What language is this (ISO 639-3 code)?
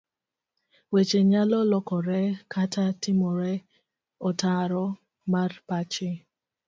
luo